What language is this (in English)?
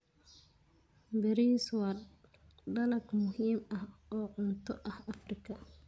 Somali